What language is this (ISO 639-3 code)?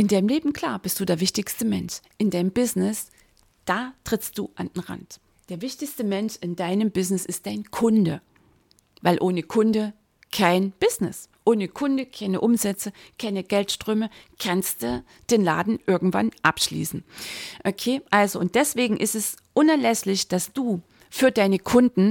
deu